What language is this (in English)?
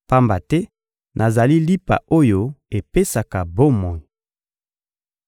Lingala